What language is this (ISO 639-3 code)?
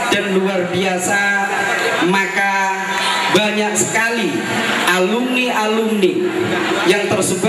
ind